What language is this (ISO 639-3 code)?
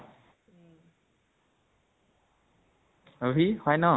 asm